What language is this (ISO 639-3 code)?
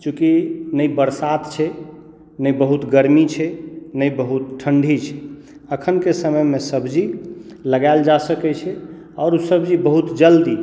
mai